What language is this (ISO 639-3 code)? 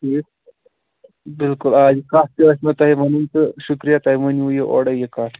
kas